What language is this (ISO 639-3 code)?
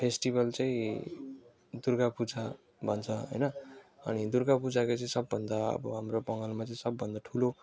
nep